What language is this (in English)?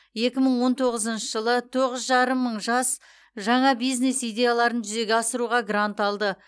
Kazakh